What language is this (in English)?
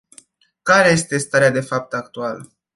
Romanian